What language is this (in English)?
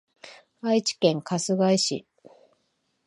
Japanese